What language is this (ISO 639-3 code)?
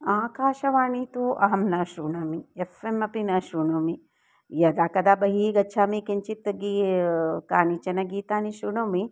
san